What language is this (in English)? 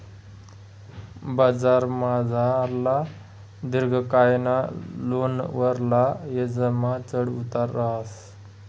Marathi